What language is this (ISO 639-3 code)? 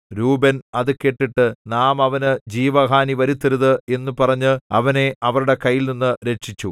mal